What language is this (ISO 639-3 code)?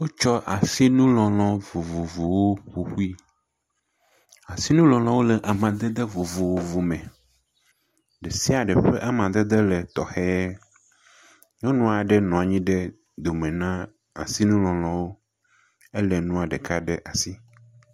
ewe